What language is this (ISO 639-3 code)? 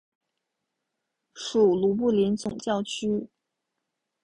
zho